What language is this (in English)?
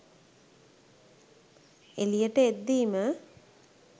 Sinhala